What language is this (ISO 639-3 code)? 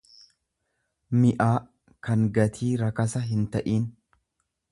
orm